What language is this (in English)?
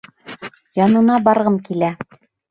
Bashkir